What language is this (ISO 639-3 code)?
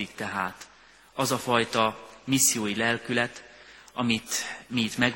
hun